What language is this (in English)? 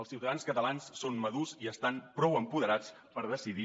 Catalan